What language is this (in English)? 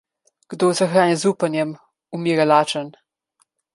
Slovenian